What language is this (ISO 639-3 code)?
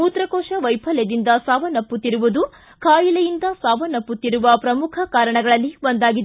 kan